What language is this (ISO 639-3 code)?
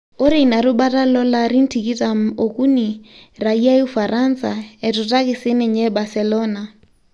mas